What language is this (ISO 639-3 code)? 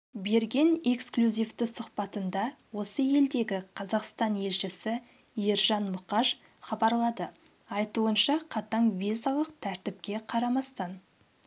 kaz